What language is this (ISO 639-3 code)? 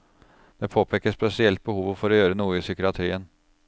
nor